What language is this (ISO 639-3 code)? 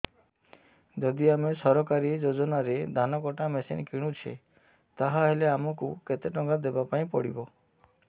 ori